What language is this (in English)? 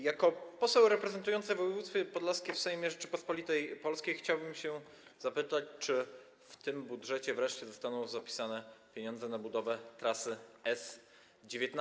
Polish